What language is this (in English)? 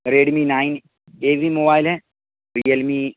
Urdu